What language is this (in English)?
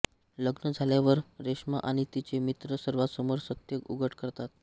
Marathi